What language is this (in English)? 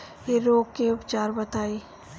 Bhojpuri